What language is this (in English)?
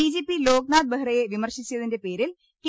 Malayalam